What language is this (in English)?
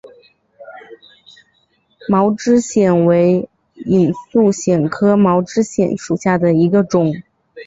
Chinese